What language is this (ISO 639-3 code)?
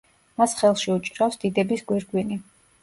kat